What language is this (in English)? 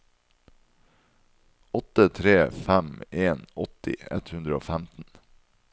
Norwegian